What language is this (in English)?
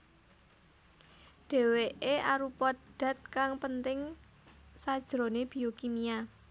Javanese